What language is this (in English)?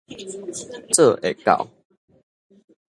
Min Nan Chinese